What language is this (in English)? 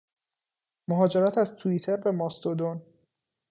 Persian